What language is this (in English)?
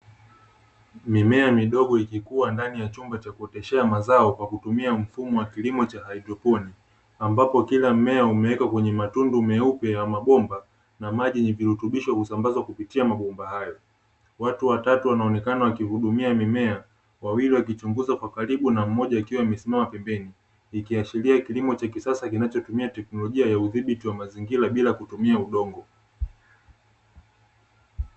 Swahili